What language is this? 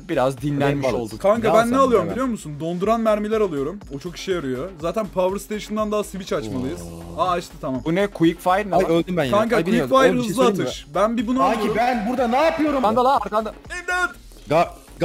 Turkish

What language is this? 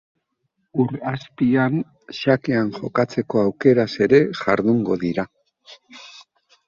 Basque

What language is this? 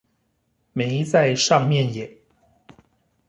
Chinese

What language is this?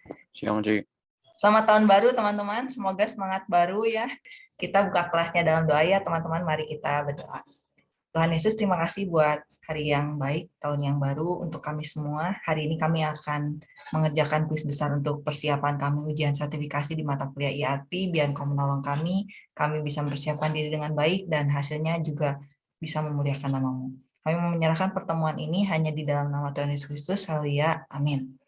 Indonesian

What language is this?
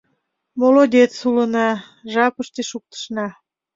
Mari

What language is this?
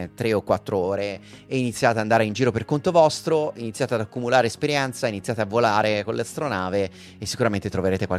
Italian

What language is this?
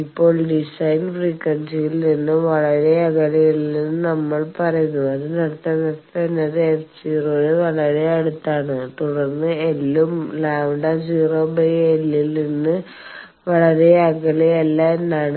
Malayalam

